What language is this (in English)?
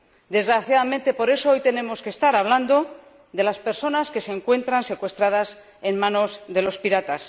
Spanish